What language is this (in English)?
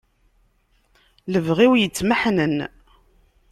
Kabyle